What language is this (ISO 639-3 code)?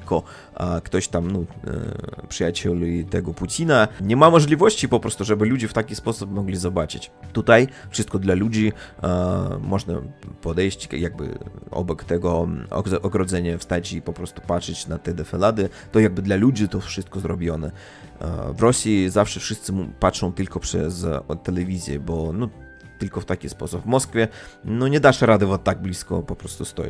pol